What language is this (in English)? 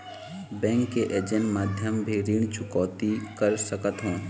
Chhattisgarhi